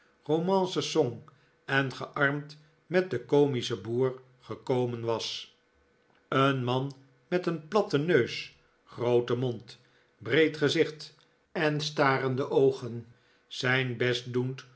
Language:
Dutch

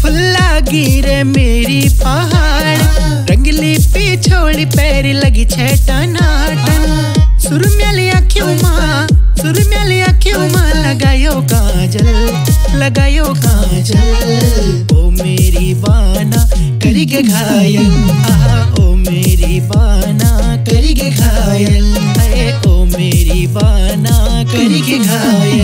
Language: Hindi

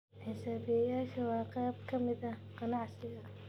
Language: Somali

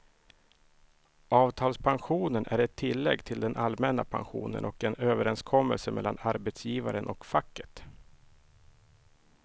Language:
Swedish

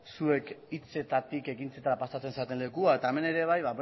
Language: Basque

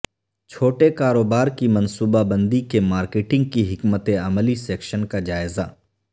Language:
Urdu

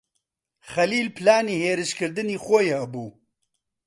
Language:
Central Kurdish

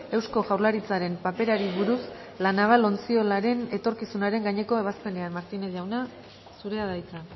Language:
Basque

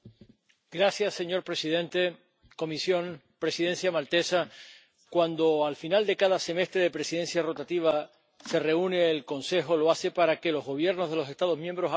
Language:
Spanish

